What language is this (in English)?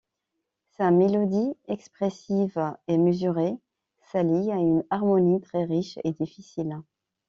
French